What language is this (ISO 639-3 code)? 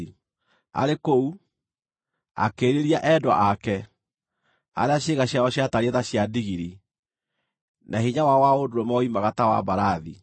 kik